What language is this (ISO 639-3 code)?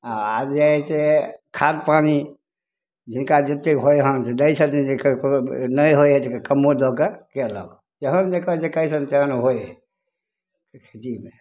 mai